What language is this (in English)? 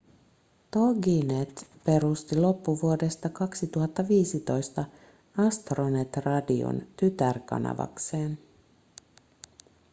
Finnish